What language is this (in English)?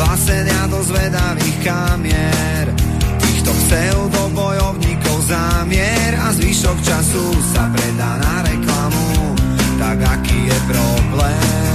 Slovak